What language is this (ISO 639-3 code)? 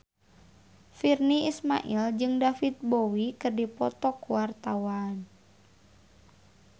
sun